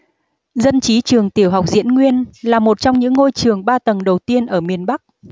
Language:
Vietnamese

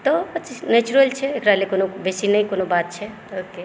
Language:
Maithili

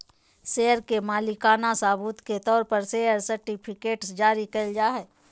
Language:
Magahi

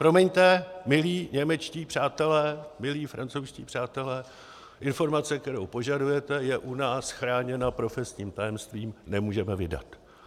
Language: Czech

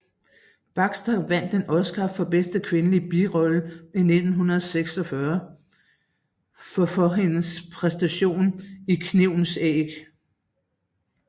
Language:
Danish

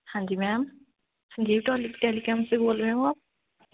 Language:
Punjabi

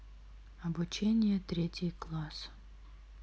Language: Russian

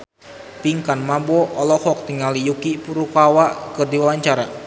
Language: Sundanese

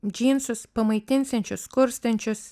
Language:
Lithuanian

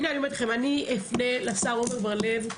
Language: Hebrew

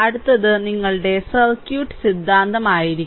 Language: Malayalam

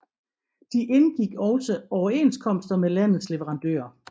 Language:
Danish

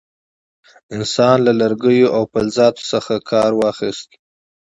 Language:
Pashto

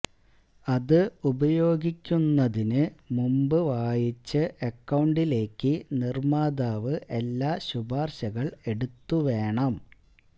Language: Malayalam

